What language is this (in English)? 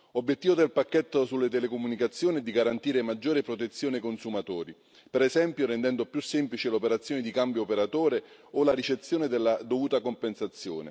Italian